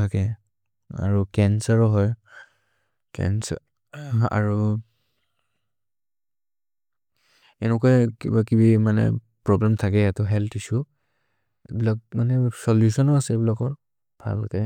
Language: Maria (India)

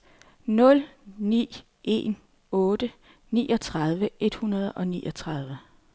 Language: Danish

